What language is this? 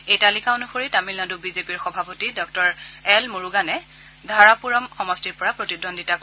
Assamese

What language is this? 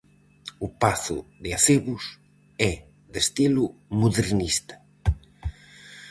Galician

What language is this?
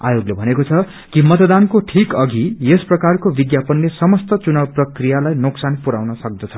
Nepali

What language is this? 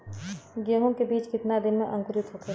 Bhojpuri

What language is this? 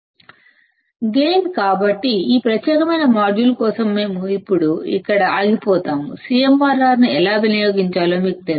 Telugu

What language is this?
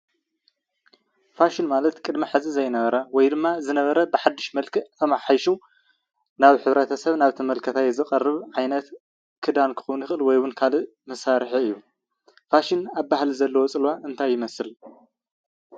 Tigrinya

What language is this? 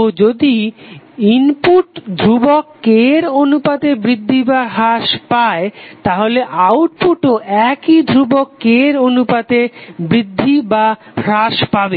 Bangla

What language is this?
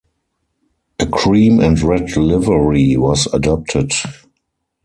English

